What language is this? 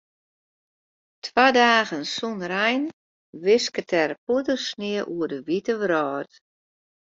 Western Frisian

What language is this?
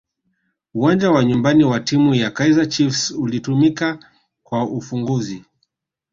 Swahili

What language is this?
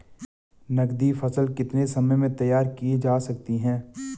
Hindi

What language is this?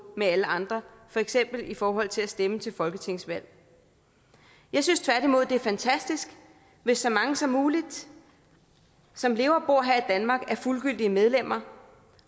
Danish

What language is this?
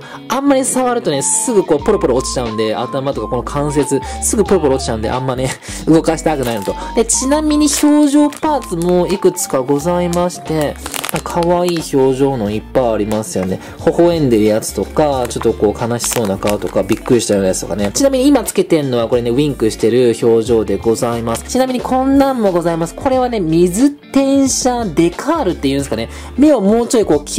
Japanese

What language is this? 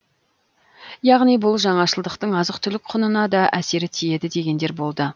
Kazakh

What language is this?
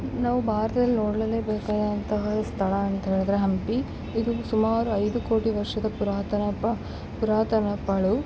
Kannada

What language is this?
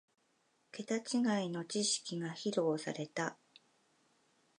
Japanese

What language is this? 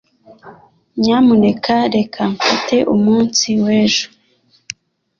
Kinyarwanda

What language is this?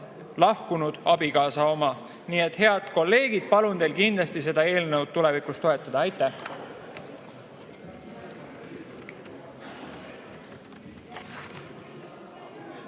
Estonian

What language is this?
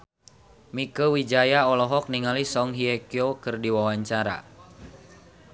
Sundanese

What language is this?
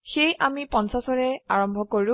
Assamese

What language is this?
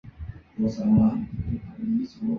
Chinese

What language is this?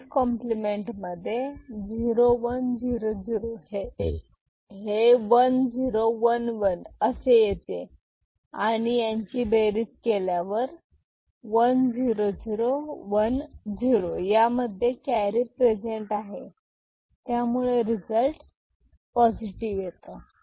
Marathi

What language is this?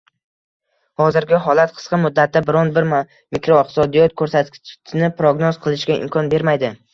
Uzbek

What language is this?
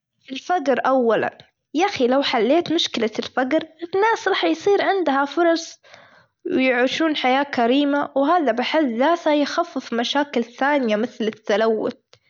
Gulf Arabic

